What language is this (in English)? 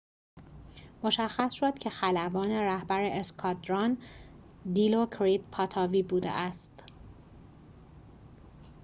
Persian